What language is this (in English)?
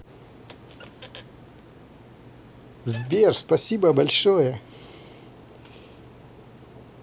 Russian